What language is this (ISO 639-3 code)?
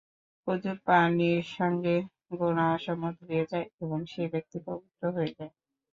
ben